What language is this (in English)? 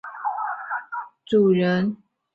Chinese